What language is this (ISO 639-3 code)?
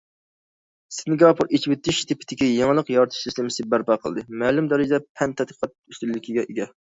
uig